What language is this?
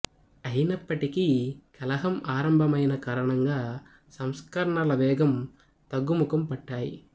Telugu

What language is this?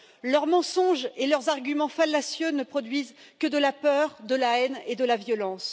French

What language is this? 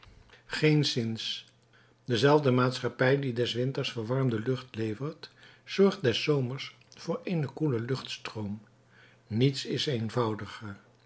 Dutch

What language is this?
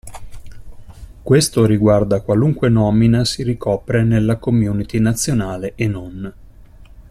Italian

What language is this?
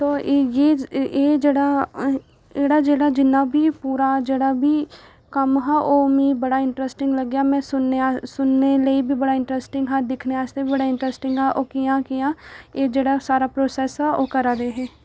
Dogri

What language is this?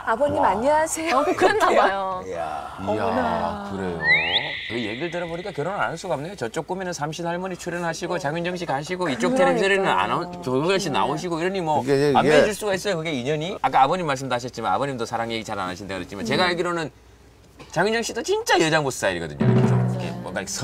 Korean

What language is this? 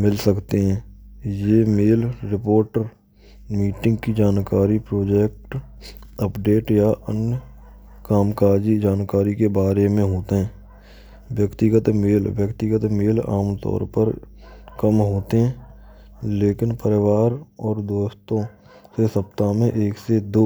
Braj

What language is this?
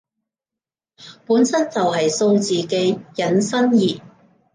Cantonese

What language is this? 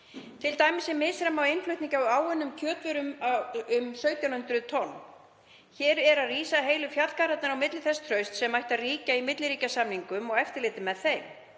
Icelandic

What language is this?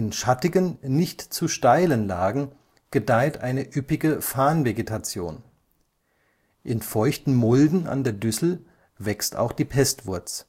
German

